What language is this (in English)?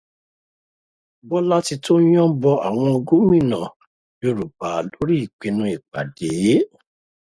Yoruba